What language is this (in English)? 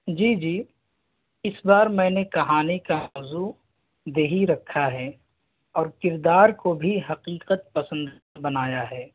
Urdu